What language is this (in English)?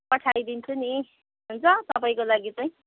Nepali